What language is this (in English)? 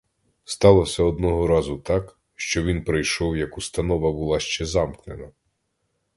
Ukrainian